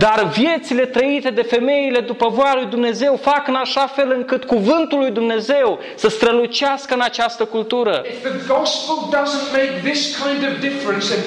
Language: Romanian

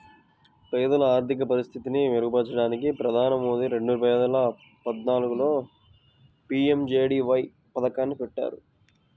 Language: Telugu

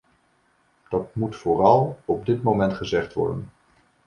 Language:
Dutch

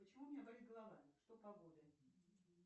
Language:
Russian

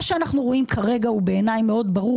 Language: Hebrew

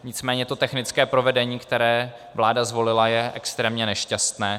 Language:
Czech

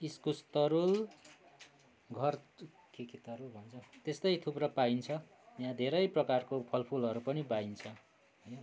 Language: Nepali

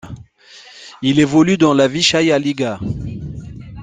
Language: French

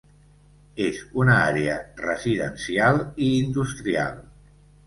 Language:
Catalan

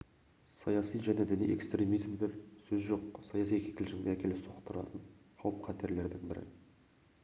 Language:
Kazakh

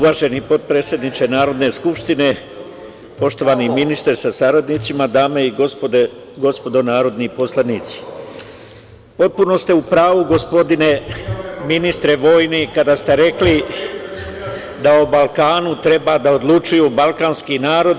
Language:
Serbian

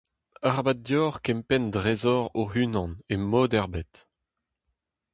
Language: Breton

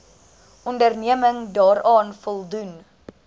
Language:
Afrikaans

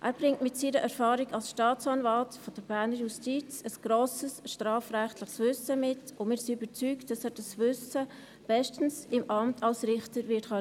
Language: Swiss German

